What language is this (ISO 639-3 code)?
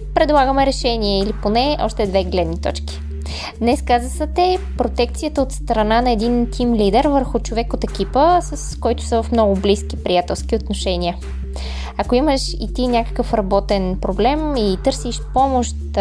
bul